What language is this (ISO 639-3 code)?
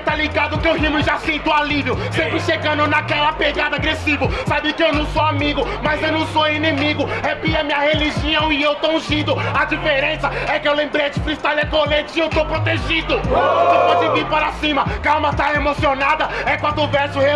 por